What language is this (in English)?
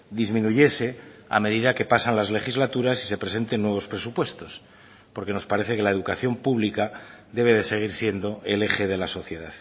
Spanish